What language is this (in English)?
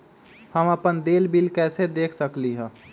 Magahi